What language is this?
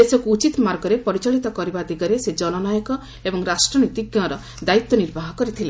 Odia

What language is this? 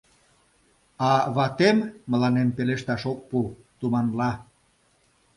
Mari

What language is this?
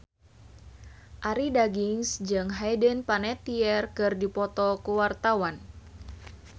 Sundanese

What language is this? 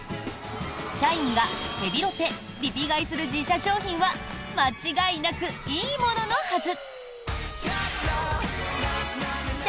Japanese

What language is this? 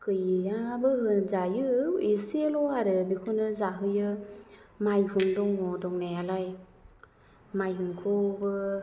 Bodo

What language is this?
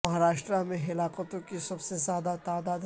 Urdu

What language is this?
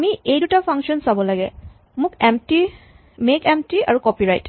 Assamese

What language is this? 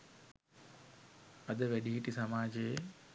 Sinhala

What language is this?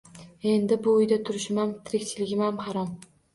Uzbek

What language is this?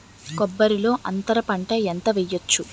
Telugu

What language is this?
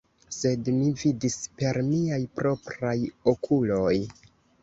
Esperanto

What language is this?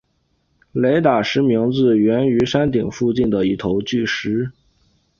Chinese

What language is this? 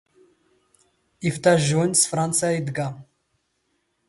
Standard Moroccan Tamazight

